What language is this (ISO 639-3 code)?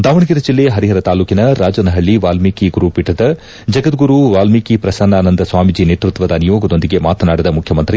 kan